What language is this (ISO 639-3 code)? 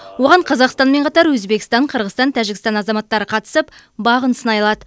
kaz